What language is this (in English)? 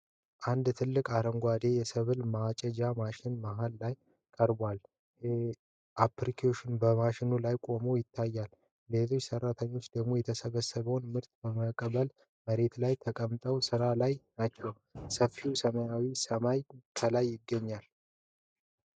Amharic